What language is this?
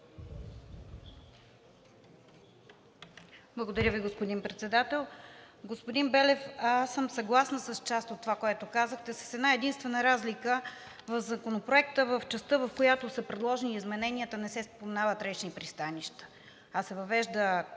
Bulgarian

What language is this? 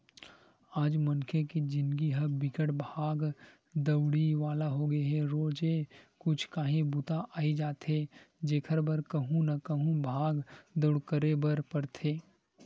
Chhattisgarhi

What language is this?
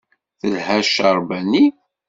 Kabyle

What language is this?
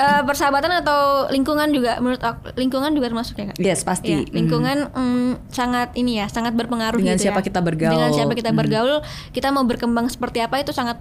Indonesian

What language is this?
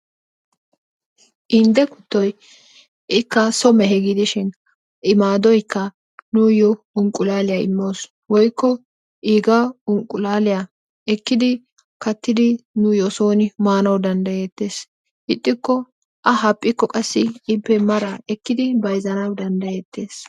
Wolaytta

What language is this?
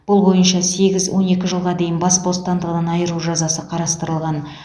Kazakh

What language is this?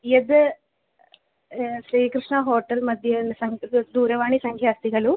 Sanskrit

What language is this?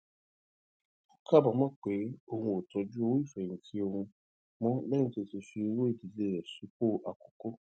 Yoruba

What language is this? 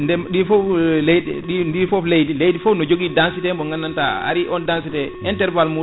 Fula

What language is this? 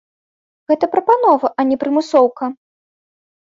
Belarusian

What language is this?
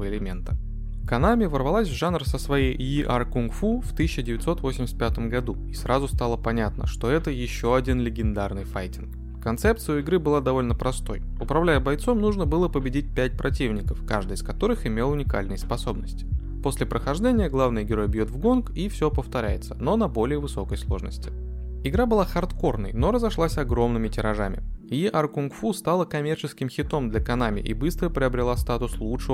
Russian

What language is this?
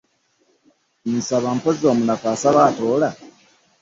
Ganda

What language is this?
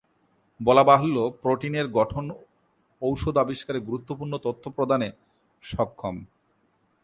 Bangla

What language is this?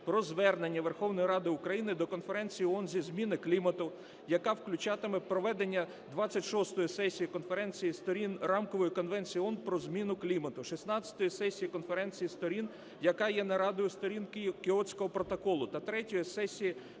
Ukrainian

